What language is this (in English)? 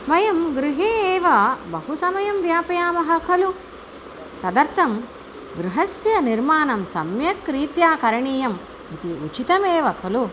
Sanskrit